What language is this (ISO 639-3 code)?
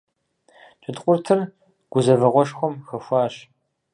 kbd